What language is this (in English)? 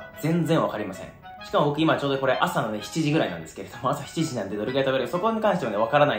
Japanese